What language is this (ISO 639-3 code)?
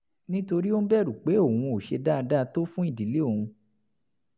yor